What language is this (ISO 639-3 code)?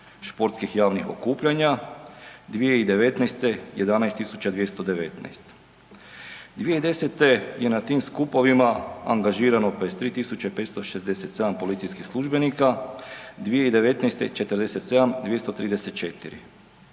hrv